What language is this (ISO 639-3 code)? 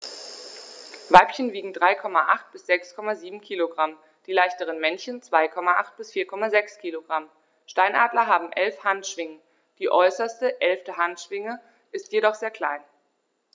deu